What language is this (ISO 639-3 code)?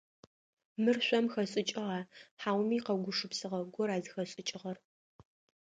ady